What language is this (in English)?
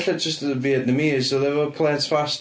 Welsh